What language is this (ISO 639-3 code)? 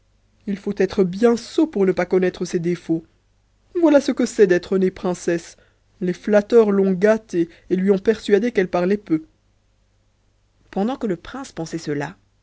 fra